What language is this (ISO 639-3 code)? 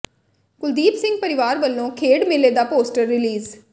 pan